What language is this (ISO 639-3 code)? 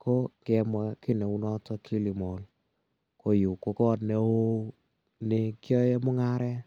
kln